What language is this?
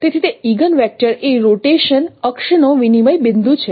Gujarati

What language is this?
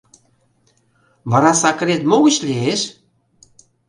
Mari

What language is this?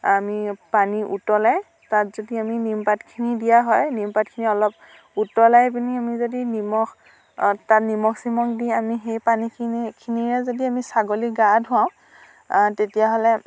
Assamese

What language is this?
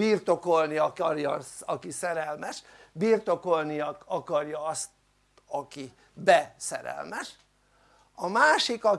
Hungarian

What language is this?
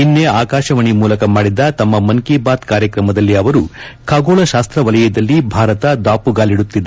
Kannada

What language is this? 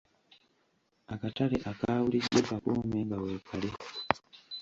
Ganda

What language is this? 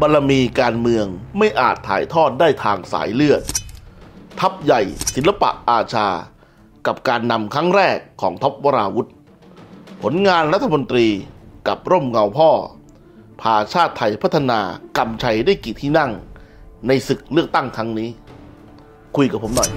Thai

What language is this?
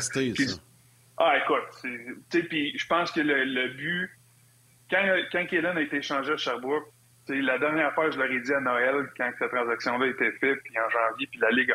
French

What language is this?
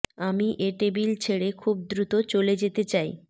Bangla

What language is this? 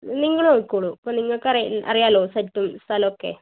Malayalam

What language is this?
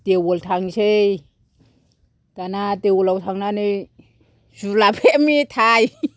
Bodo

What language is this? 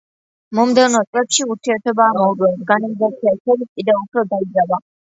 Georgian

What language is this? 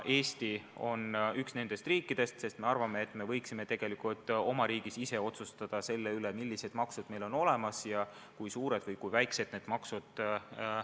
Estonian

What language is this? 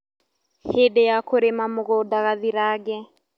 Kikuyu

